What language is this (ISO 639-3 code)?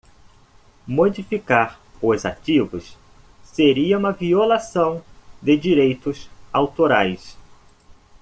por